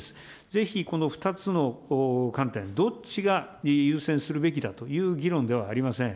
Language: Japanese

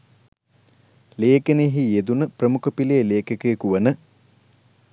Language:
Sinhala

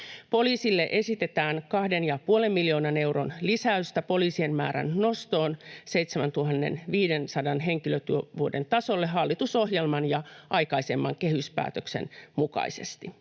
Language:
Finnish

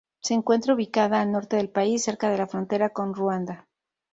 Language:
Spanish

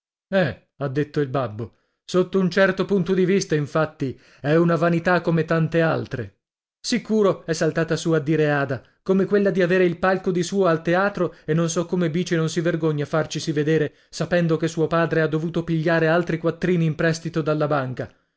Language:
Italian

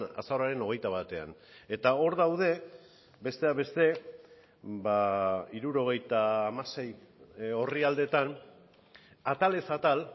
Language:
Basque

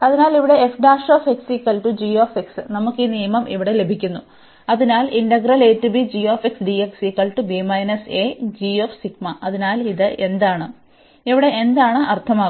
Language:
Malayalam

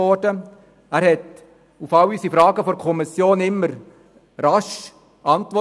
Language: Swiss German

